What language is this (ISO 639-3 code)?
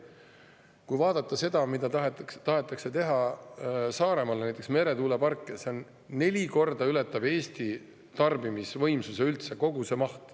est